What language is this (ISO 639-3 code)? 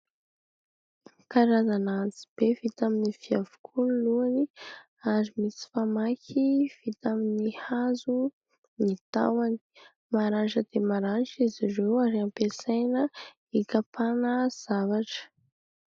mlg